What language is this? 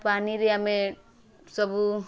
Odia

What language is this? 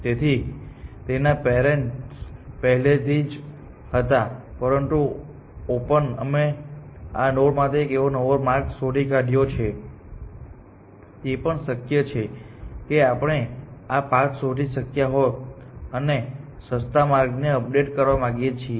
Gujarati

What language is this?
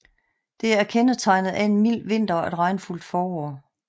Danish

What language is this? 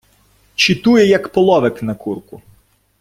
Ukrainian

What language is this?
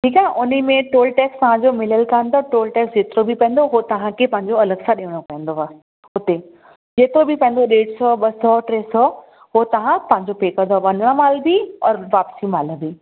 Sindhi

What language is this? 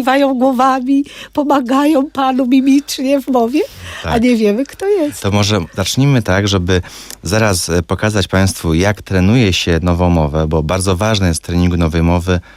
Polish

